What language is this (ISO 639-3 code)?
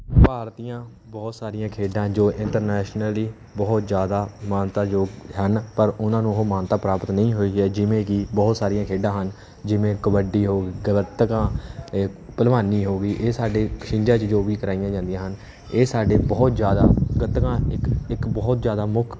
pan